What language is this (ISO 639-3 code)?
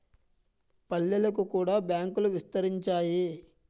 tel